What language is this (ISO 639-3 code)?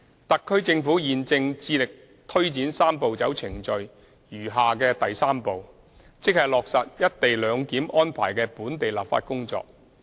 yue